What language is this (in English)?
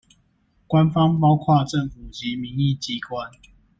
Chinese